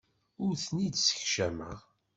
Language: Kabyle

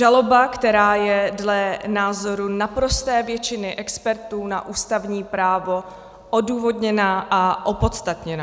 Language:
Czech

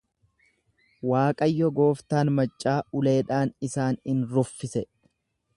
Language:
Oromo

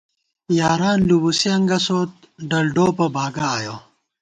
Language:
Gawar-Bati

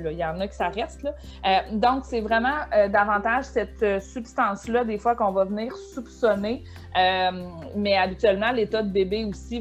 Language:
French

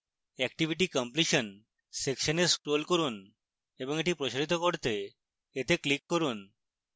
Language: Bangla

